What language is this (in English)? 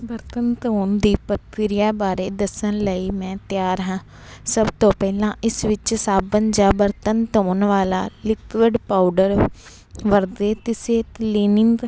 Punjabi